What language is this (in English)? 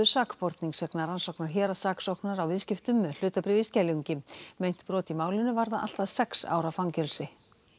Icelandic